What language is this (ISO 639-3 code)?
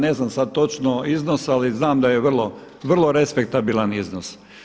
hrv